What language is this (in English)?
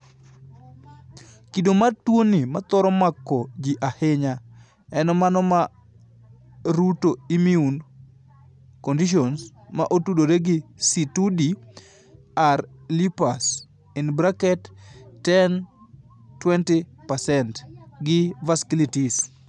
Luo (Kenya and Tanzania)